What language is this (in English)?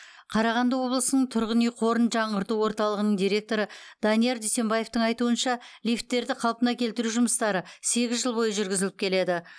Kazakh